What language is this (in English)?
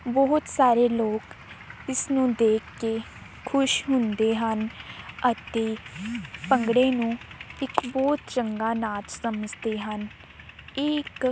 Punjabi